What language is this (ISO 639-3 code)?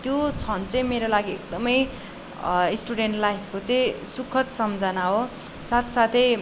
nep